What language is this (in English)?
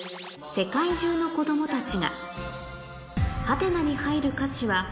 Japanese